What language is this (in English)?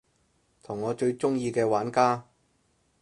Cantonese